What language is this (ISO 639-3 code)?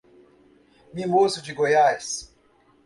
por